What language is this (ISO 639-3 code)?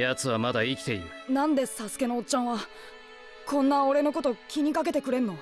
jpn